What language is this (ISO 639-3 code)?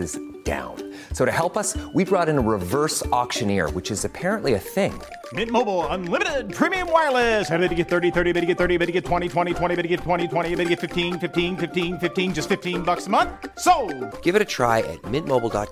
urd